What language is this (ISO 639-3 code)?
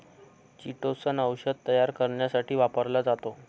mar